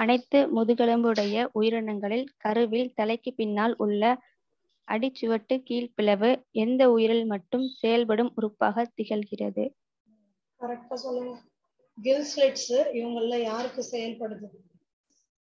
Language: Tamil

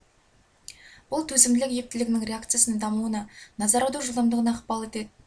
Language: Kazakh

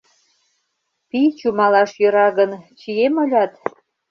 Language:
Mari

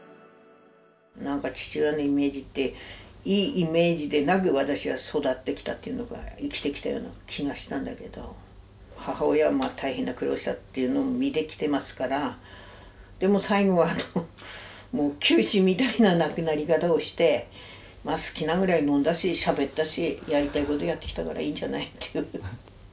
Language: Japanese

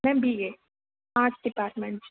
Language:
Dogri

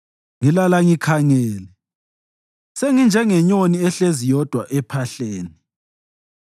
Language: North Ndebele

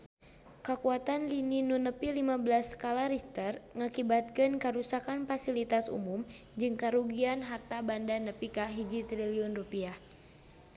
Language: Sundanese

